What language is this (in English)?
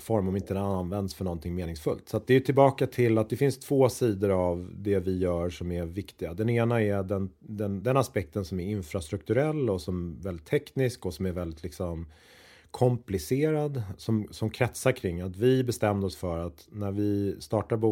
Swedish